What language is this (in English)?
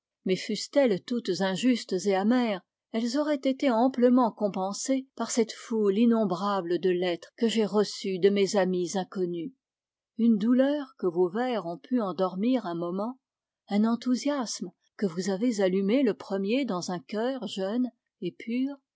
French